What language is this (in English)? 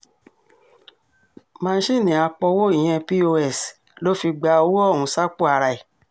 Yoruba